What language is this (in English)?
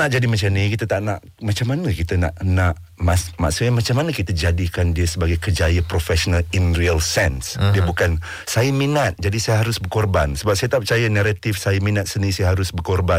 Malay